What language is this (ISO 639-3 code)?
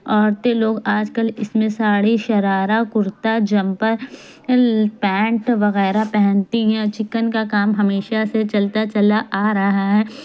urd